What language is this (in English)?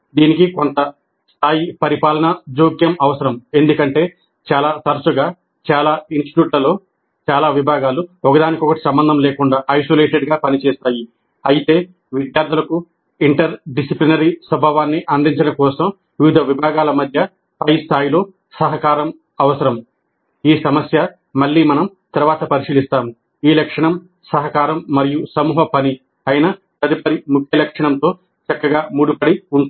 Telugu